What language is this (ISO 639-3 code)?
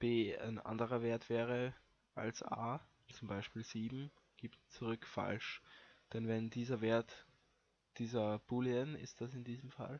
deu